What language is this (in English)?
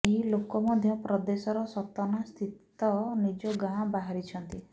Odia